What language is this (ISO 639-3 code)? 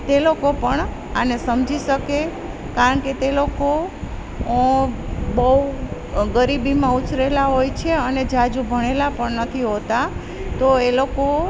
guj